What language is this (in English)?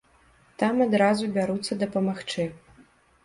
Belarusian